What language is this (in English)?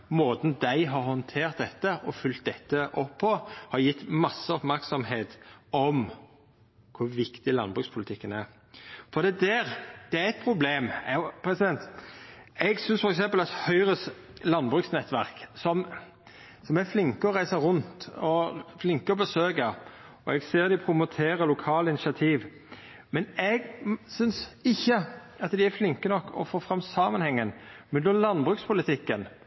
Norwegian Nynorsk